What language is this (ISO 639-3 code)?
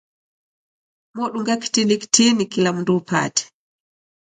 dav